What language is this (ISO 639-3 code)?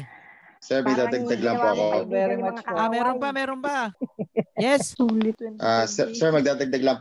fil